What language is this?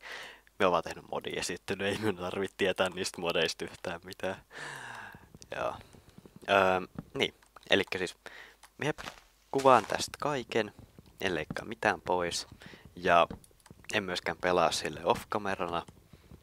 Finnish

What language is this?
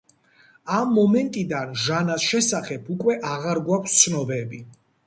Georgian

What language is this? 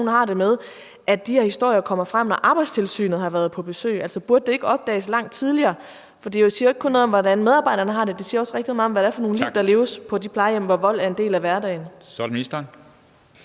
Danish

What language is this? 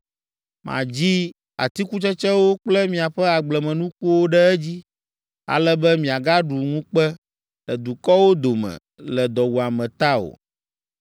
Ewe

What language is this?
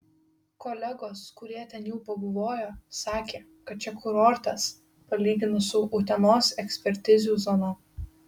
Lithuanian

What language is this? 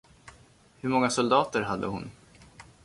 Swedish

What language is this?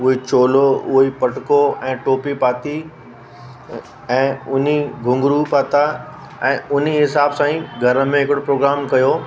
Sindhi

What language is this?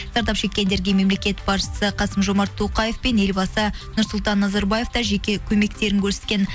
Kazakh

